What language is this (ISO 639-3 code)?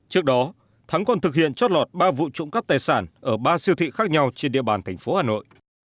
vie